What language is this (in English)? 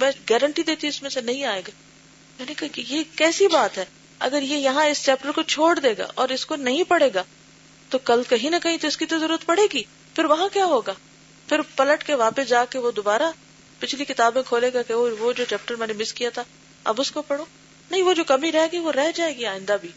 Urdu